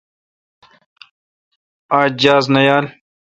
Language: Kalkoti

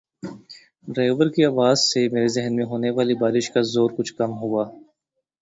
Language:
Urdu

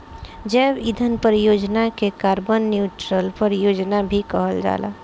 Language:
Bhojpuri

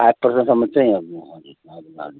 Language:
Nepali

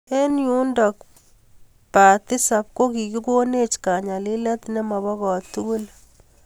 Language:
Kalenjin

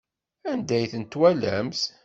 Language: Kabyle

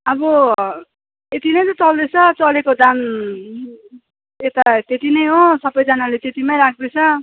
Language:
Nepali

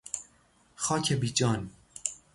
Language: Persian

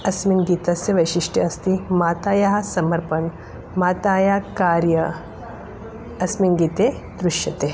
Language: Sanskrit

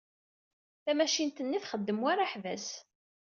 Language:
Kabyle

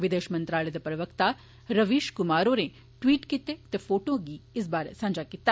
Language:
Dogri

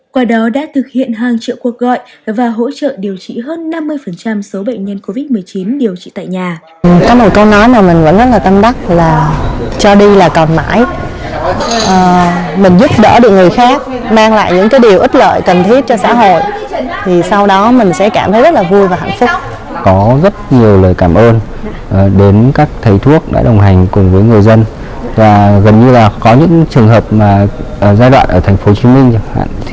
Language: Vietnamese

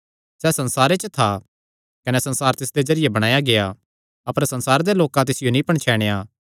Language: Kangri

